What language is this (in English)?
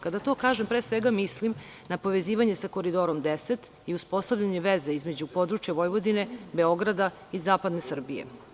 Serbian